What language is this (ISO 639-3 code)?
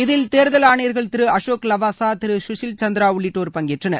tam